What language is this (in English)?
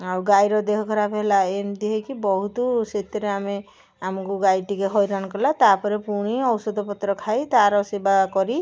Odia